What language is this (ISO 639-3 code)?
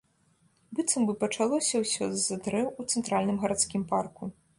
bel